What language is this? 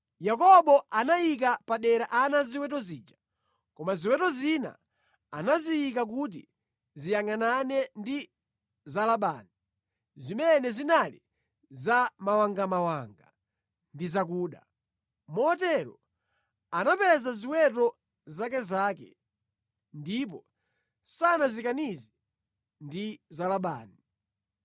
Nyanja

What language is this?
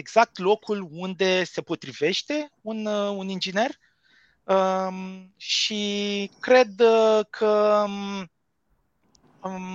Romanian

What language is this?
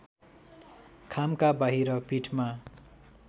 Nepali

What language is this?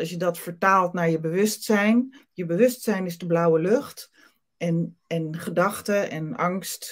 Dutch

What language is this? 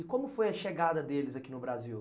Portuguese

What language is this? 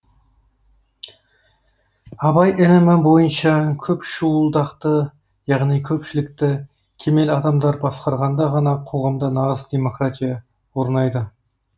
Kazakh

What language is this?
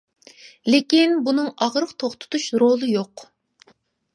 Uyghur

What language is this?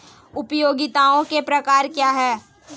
Hindi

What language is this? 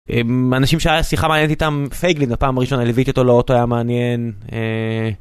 Hebrew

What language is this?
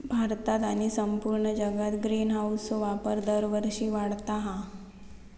Marathi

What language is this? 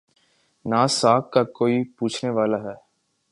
Urdu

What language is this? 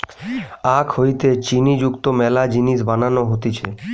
Bangla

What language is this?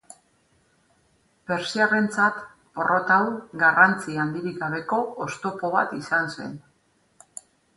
Basque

